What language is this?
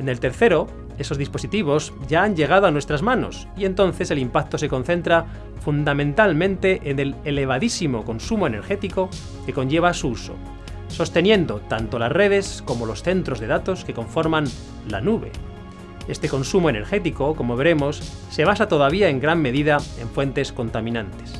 Spanish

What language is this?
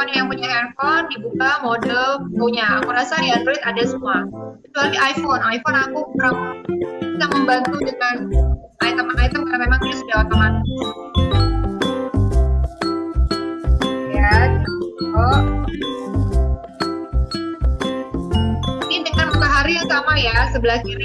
Indonesian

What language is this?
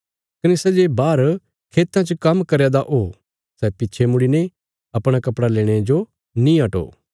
Bilaspuri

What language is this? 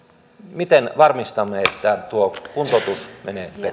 Finnish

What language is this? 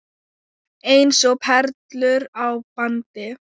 Icelandic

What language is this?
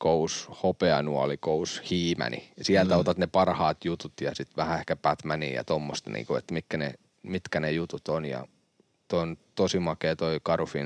Finnish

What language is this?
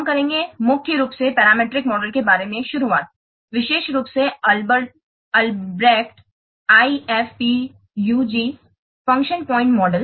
Hindi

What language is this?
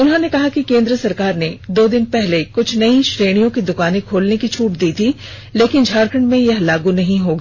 Hindi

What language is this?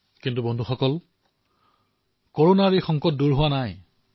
Assamese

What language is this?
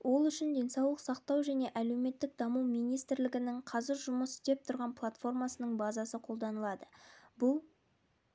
Kazakh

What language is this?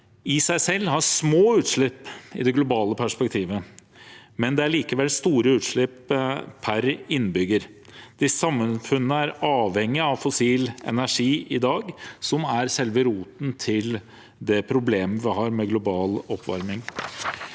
Norwegian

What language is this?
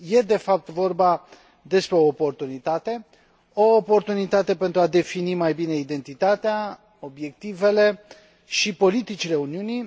Romanian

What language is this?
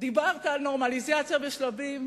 Hebrew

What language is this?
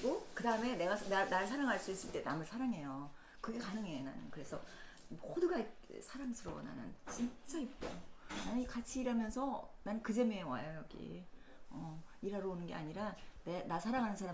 Korean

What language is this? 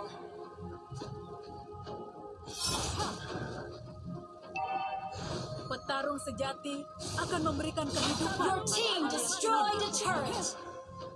Indonesian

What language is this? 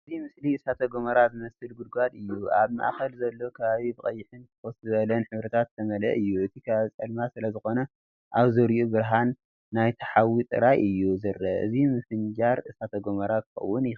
Tigrinya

